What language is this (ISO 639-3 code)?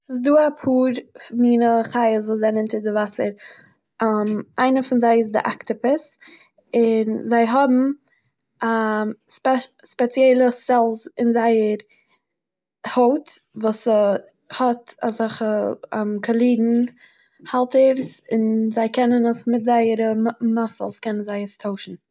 yid